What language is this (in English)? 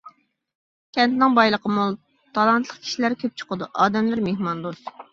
Uyghur